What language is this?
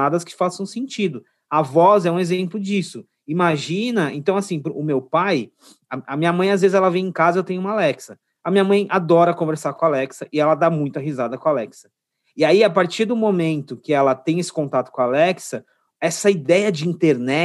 Portuguese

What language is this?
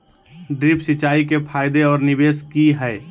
Magahi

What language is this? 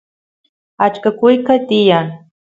Santiago del Estero Quichua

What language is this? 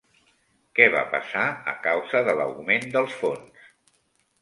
Catalan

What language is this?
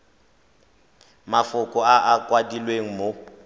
Tswana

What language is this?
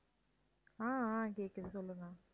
Tamil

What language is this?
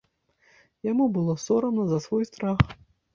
Belarusian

